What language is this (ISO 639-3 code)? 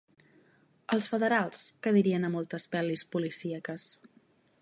cat